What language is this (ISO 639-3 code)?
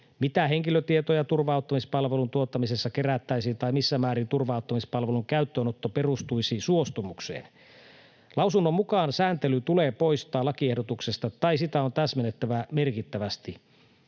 fin